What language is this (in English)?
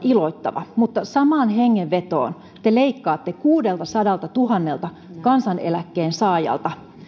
Finnish